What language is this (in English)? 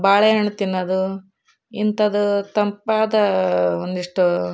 Kannada